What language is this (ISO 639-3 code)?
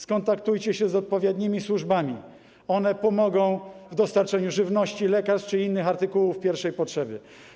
pol